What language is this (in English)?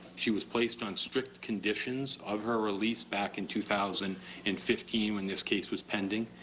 English